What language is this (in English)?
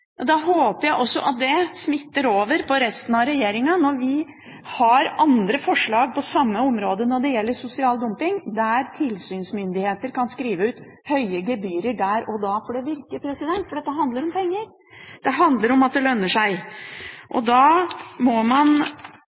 Norwegian Bokmål